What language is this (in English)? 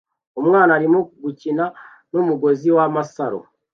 Kinyarwanda